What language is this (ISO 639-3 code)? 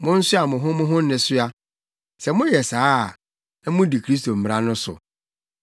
aka